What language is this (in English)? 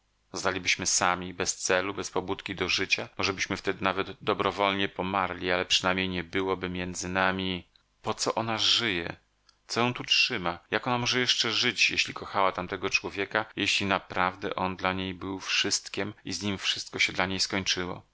Polish